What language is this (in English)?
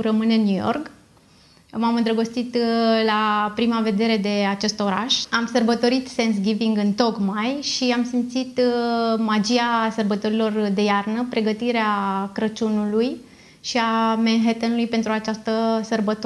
Romanian